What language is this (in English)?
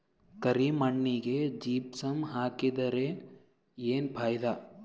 Kannada